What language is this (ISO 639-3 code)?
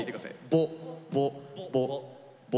jpn